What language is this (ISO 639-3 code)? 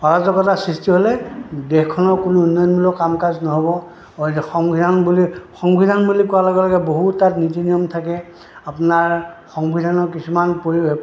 asm